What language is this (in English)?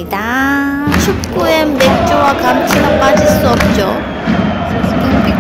Korean